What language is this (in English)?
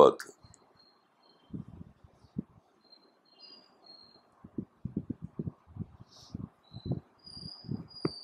Urdu